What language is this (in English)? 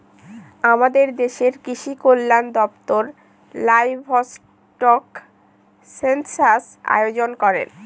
Bangla